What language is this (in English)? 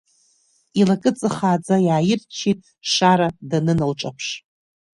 Abkhazian